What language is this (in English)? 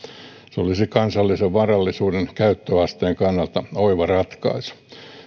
Finnish